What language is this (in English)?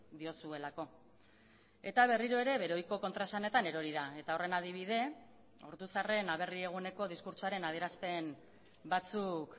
Basque